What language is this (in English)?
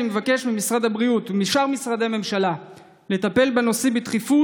Hebrew